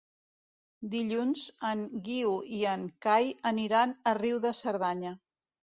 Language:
Catalan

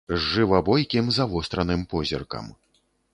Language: Belarusian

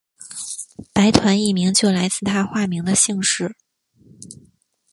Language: Chinese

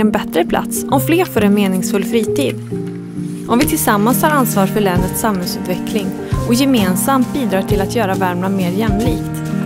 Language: Swedish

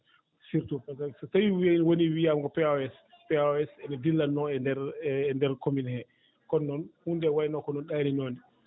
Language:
Fula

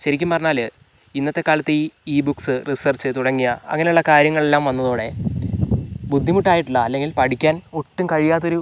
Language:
Malayalam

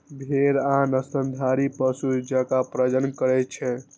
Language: Maithili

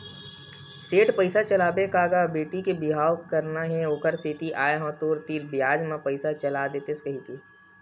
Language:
Chhattisgarhi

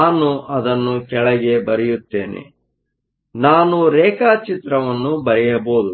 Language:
Kannada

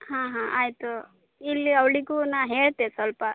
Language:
Kannada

